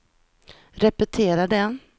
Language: Swedish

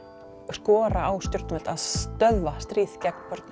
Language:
Icelandic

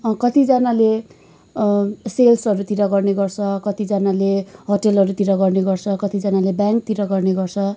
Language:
Nepali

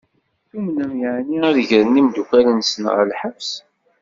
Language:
Kabyle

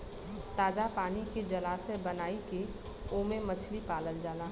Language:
Bhojpuri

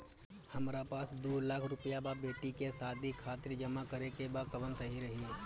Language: Bhojpuri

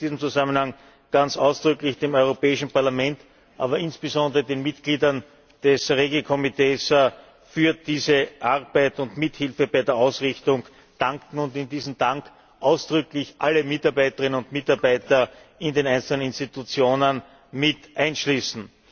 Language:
German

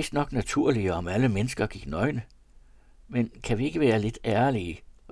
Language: Danish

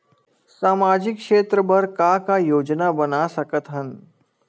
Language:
Chhattisgarhi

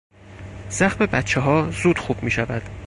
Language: Persian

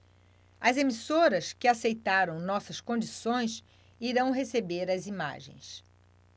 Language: Portuguese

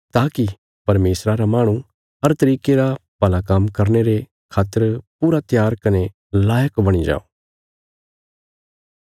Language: Bilaspuri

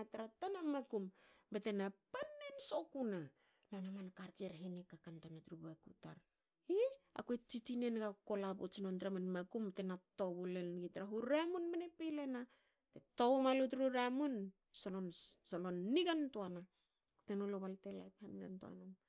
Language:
Hakö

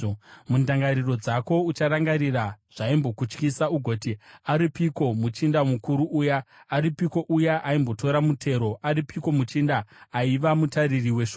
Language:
Shona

